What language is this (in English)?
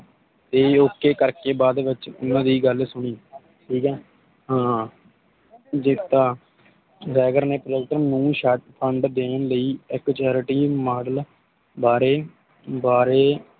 Punjabi